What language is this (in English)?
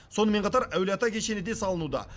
Kazakh